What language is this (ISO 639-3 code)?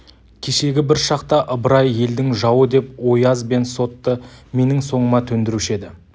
kaz